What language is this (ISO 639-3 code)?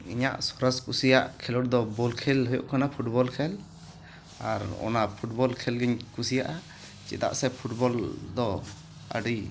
sat